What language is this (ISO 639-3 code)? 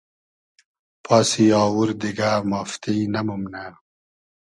haz